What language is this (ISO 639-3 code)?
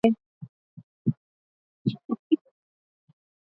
swa